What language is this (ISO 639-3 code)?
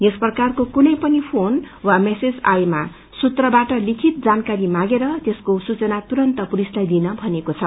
nep